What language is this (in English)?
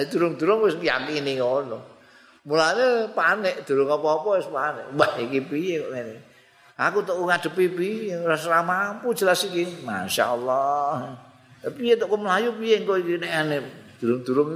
Indonesian